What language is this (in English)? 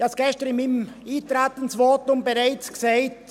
Swiss German